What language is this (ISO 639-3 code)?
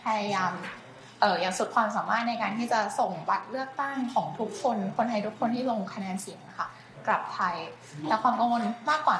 tha